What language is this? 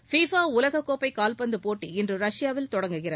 Tamil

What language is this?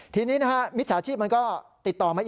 Thai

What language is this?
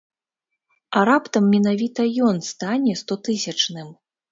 Belarusian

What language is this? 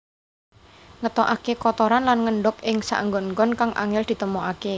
Javanese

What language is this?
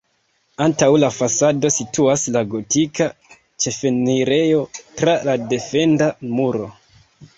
Esperanto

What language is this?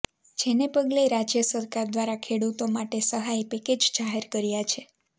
Gujarati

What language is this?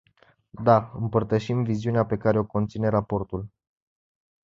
Romanian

